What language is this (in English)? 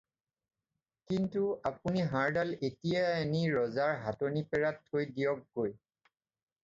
Assamese